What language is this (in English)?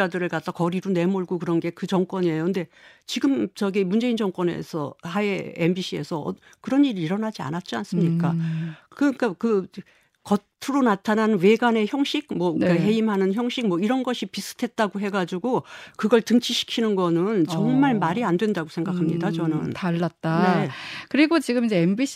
Korean